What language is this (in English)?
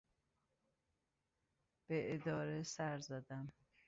Persian